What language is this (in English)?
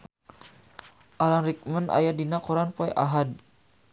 Sundanese